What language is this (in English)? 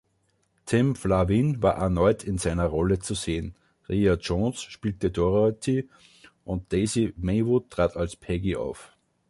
German